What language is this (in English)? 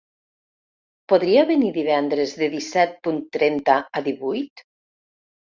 Catalan